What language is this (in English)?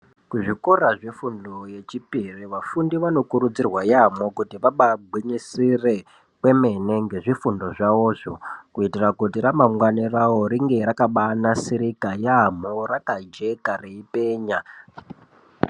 Ndau